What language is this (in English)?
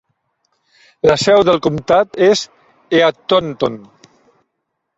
Catalan